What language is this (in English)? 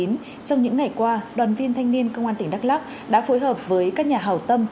Vietnamese